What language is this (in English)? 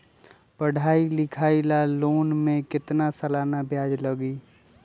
Magahi